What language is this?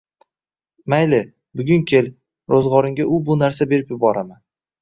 Uzbek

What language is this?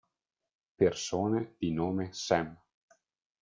Italian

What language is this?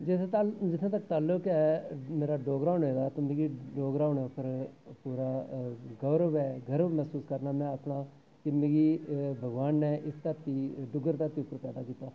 Dogri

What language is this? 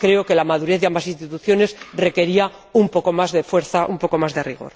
Spanish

